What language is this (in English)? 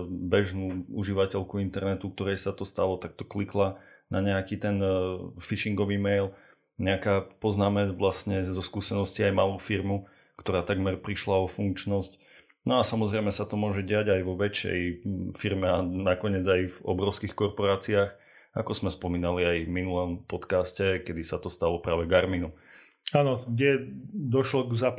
Slovak